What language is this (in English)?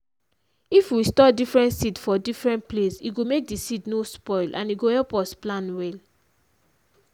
Nigerian Pidgin